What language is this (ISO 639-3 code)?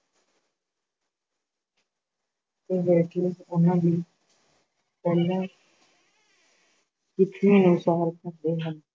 pan